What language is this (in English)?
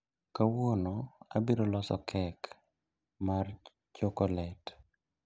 Luo (Kenya and Tanzania)